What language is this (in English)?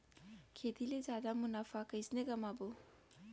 Chhattisgarhi